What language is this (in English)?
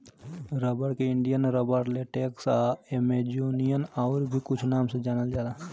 Bhojpuri